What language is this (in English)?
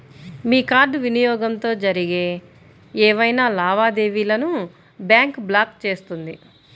Telugu